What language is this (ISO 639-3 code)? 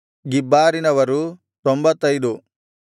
kan